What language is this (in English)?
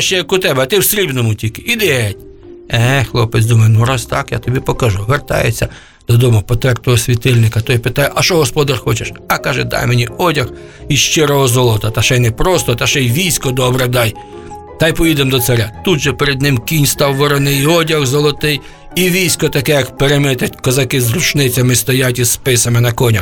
Ukrainian